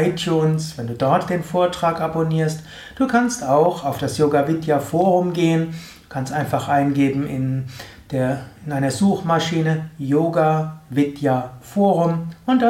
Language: German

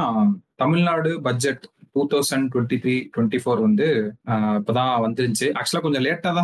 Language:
Tamil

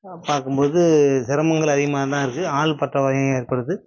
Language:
Tamil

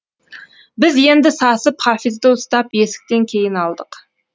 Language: Kazakh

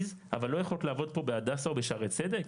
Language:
Hebrew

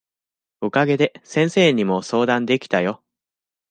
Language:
Japanese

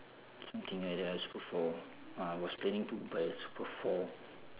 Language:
English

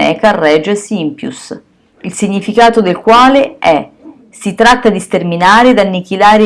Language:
Italian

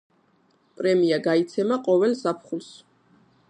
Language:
Georgian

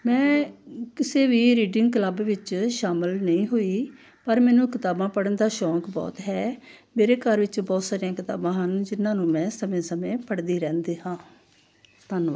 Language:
Punjabi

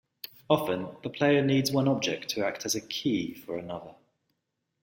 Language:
English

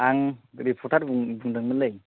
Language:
Bodo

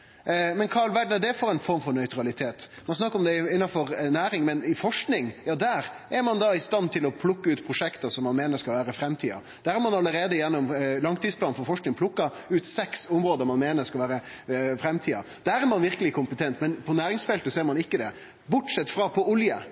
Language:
Norwegian Nynorsk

